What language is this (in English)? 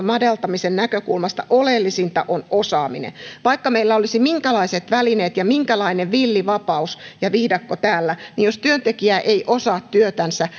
Finnish